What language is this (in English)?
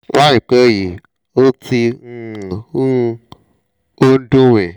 Yoruba